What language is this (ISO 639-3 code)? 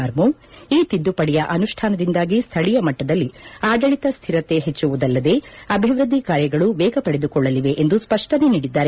kan